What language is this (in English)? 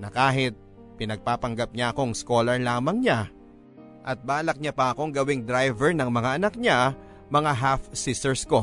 Filipino